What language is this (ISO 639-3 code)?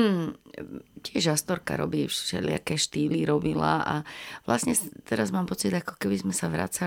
slk